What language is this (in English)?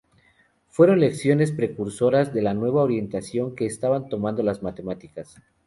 Spanish